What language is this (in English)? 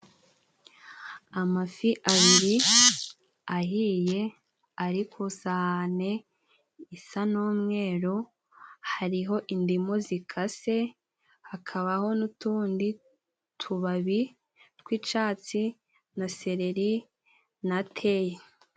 Kinyarwanda